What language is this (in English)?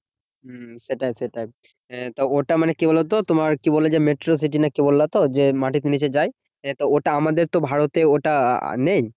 Bangla